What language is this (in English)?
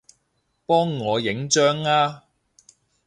Cantonese